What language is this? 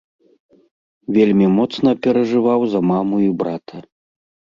Belarusian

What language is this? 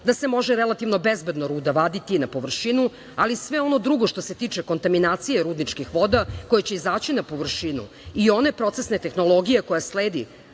Serbian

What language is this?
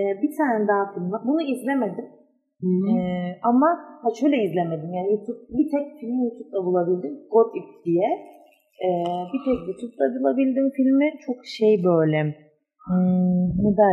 Turkish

